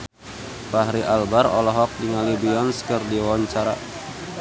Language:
Sundanese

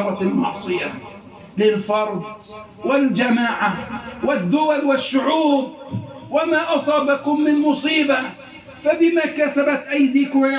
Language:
Arabic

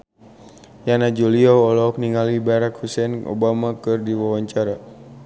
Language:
Sundanese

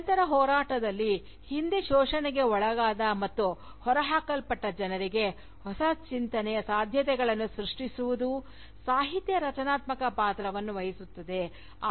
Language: Kannada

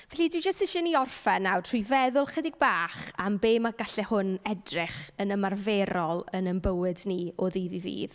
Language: Welsh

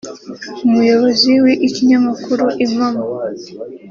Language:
Kinyarwanda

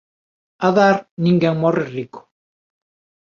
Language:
Galician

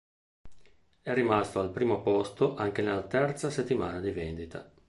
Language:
Italian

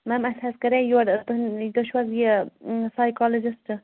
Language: Kashmiri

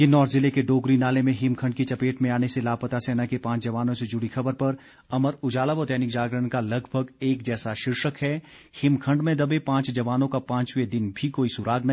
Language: Hindi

